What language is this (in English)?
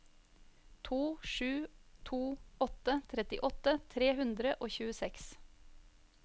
Norwegian